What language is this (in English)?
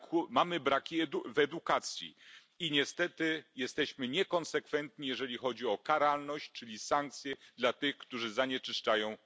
Polish